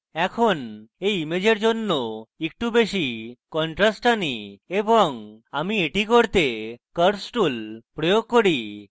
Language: Bangla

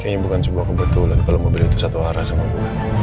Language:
Indonesian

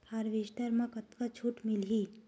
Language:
Chhattisgarhi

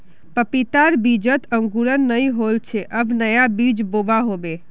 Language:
Magahi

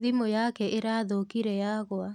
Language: Kikuyu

